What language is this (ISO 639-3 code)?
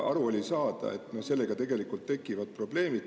est